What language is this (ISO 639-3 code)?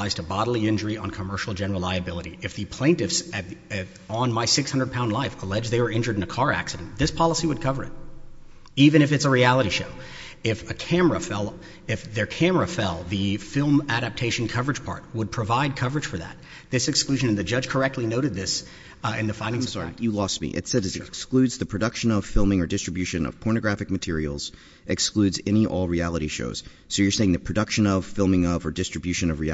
eng